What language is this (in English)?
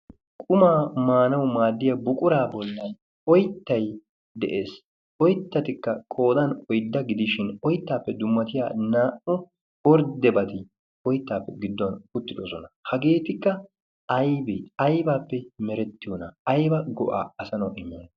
Wolaytta